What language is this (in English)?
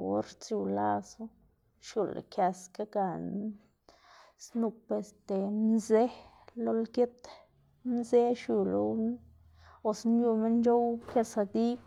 Xanaguía Zapotec